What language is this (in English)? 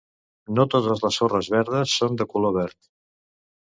Catalan